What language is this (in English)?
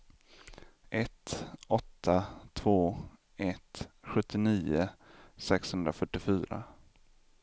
Swedish